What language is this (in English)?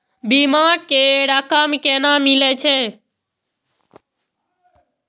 Maithili